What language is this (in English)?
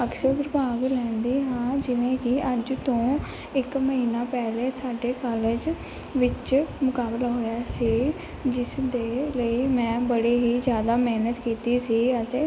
Punjabi